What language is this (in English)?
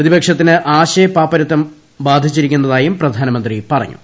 Malayalam